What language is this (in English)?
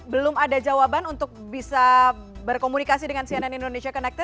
Indonesian